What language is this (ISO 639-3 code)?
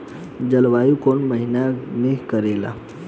bho